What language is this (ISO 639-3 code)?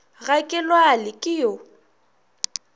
nso